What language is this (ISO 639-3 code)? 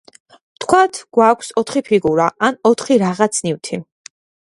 kat